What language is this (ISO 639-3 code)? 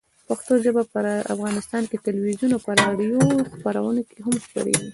pus